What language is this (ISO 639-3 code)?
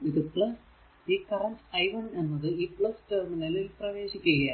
mal